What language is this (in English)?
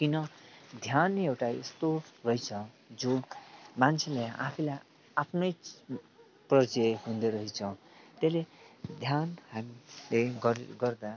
Nepali